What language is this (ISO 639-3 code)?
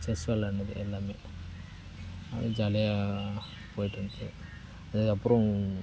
tam